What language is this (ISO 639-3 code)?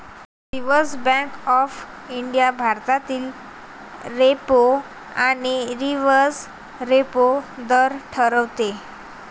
mar